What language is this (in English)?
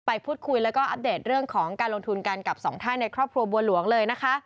Thai